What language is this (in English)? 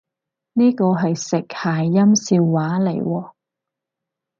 Cantonese